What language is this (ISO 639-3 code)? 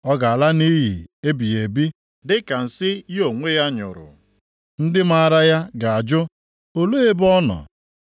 ibo